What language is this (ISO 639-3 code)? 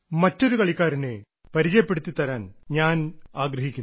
mal